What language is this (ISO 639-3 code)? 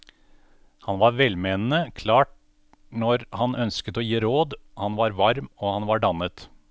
nor